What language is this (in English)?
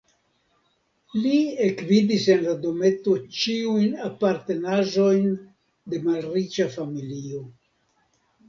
Esperanto